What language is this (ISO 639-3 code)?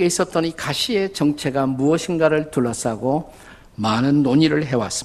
kor